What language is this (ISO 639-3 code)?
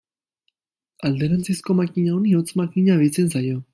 eus